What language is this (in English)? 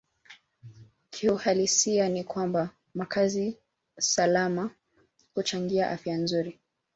Swahili